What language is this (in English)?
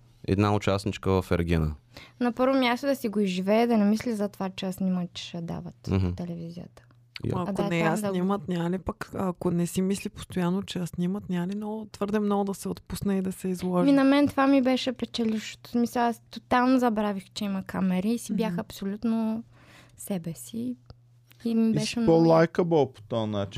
Bulgarian